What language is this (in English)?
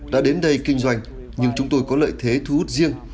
Vietnamese